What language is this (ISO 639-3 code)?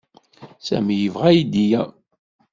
kab